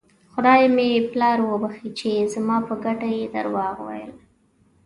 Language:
Pashto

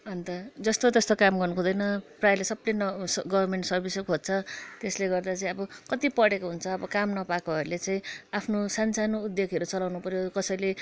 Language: Nepali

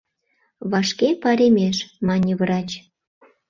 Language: Mari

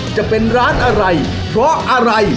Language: Thai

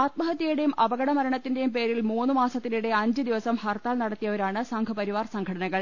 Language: Malayalam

